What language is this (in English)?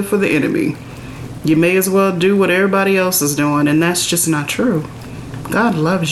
English